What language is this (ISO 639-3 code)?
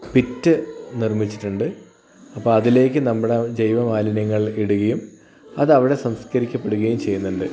mal